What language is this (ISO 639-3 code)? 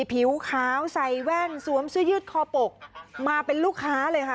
tha